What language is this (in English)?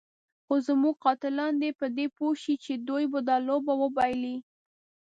Pashto